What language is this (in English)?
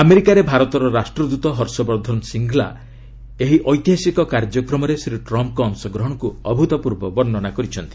Odia